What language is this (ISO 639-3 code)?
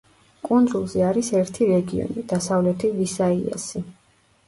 kat